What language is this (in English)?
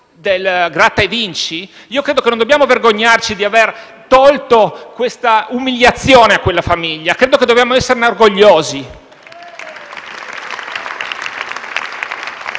Italian